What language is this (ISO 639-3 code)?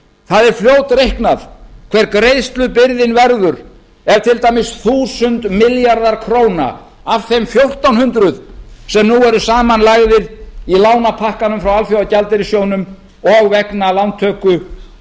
isl